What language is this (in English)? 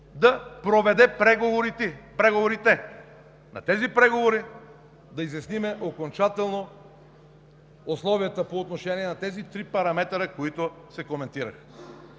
Bulgarian